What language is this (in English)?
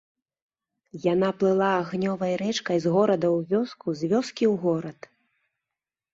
Belarusian